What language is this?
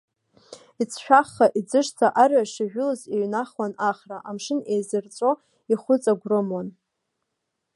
Abkhazian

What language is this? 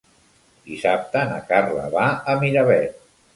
Catalan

